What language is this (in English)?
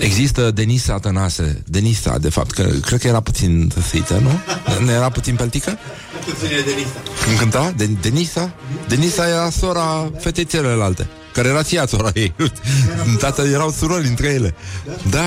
Romanian